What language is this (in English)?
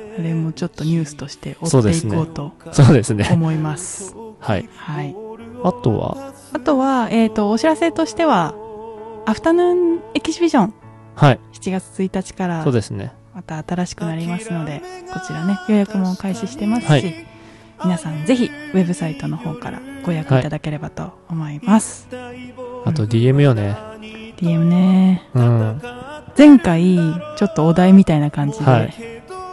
Japanese